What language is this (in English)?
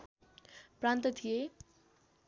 Nepali